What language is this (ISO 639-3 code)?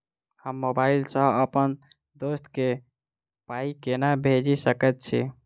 mai